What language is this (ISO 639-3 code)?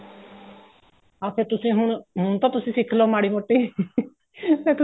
pan